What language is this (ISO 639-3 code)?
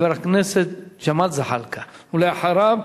heb